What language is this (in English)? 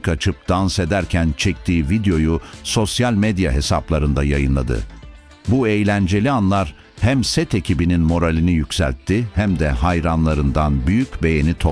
Turkish